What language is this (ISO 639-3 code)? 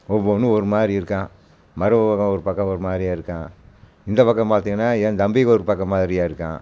tam